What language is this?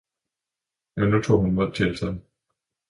Danish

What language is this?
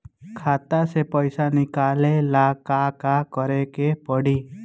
Bhojpuri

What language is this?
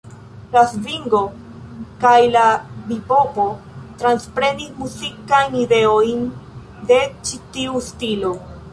Esperanto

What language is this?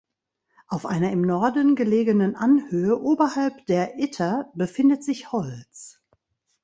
German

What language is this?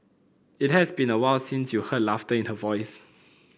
English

